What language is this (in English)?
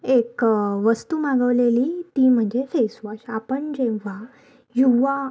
Marathi